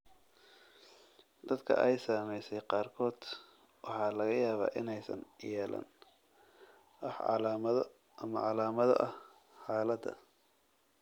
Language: Somali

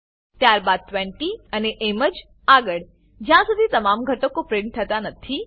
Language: Gujarati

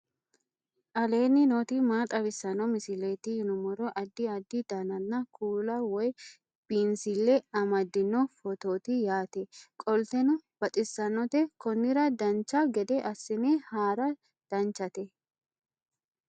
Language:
Sidamo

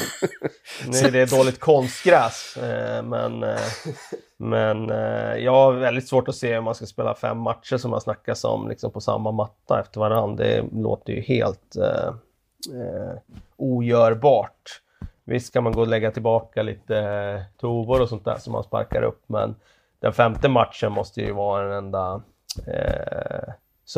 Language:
Swedish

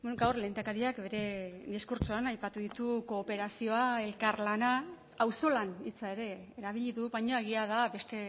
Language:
Basque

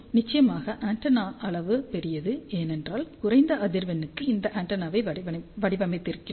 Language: Tamil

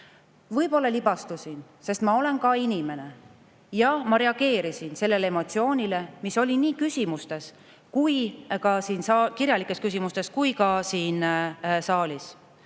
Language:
Estonian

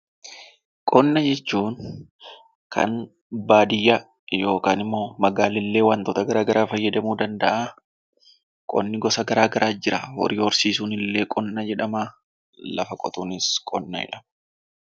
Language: Oromo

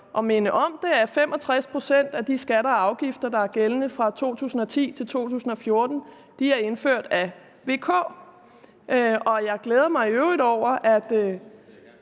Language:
Danish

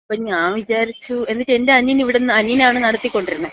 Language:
Malayalam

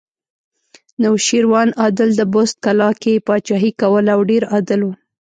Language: Pashto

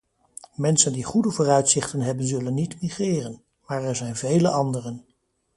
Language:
Dutch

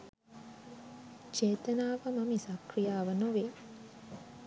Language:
Sinhala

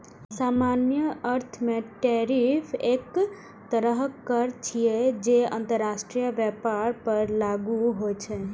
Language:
Maithili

